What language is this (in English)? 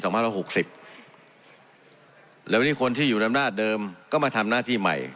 Thai